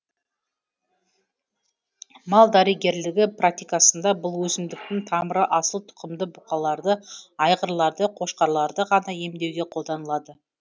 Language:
Kazakh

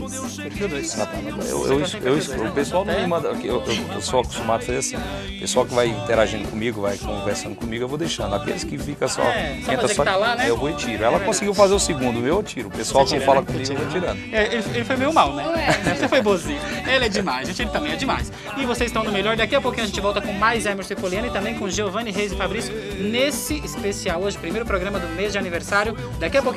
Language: Portuguese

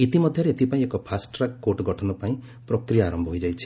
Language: Odia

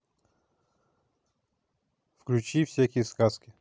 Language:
Russian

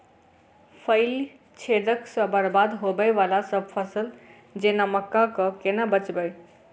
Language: Maithili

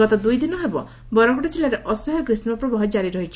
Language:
Odia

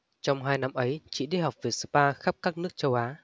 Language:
Vietnamese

